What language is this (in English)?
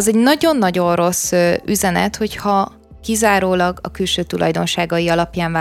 Hungarian